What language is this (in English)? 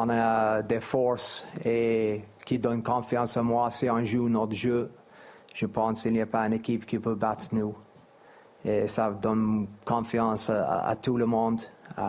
French